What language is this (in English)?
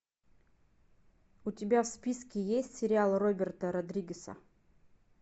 Russian